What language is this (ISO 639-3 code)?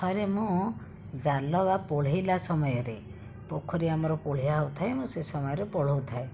ori